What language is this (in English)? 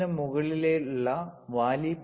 Malayalam